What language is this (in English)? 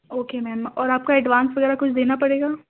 Urdu